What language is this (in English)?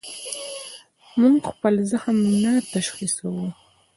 Pashto